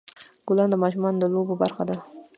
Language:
Pashto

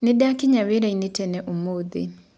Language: Kikuyu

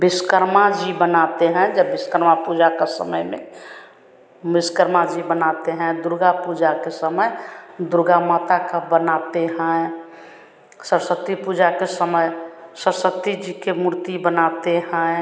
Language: Hindi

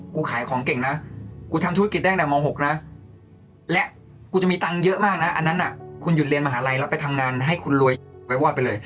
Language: Thai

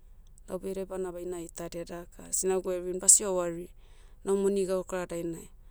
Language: Motu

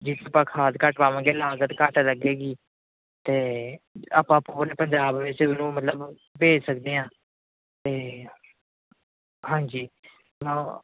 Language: Punjabi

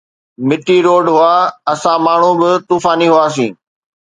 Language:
Sindhi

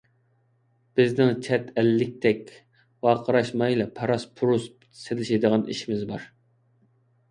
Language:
Uyghur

